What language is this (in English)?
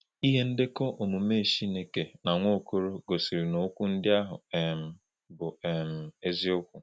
Igbo